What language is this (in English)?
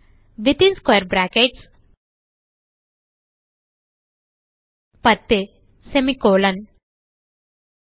Tamil